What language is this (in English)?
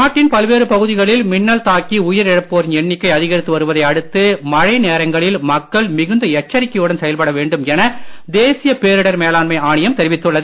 Tamil